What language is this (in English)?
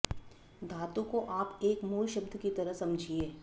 Sanskrit